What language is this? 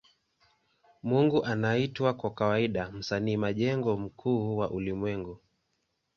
Swahili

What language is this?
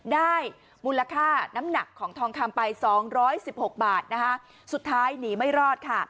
Thai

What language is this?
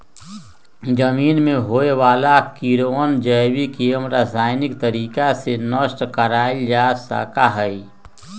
Magahi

